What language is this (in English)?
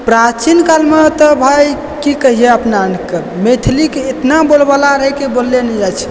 Maithili